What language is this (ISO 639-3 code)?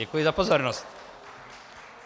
ces